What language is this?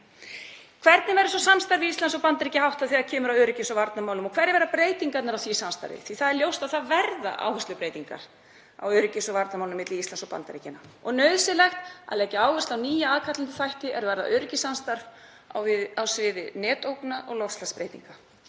Icelandic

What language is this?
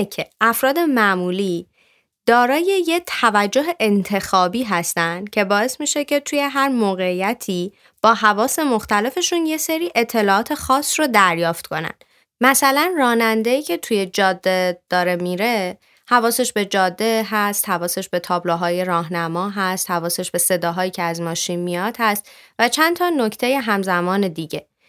Persian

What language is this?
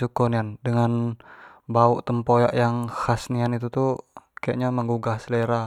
Jambi Malay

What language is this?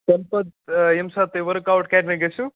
Kashmiri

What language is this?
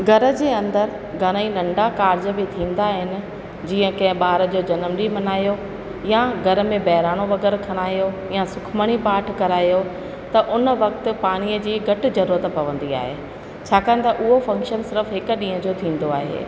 Sindhi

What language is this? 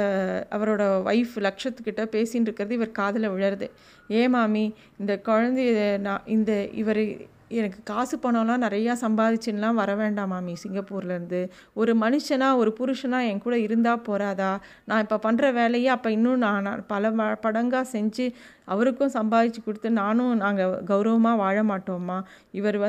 Tamil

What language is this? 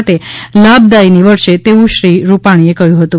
Gujarati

